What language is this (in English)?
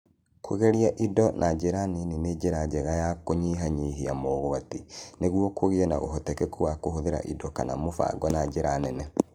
Kikuyu